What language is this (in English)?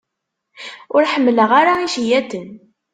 Kabyle